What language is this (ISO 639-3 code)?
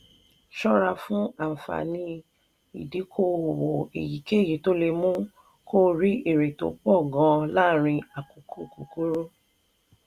yor